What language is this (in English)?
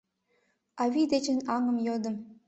Mari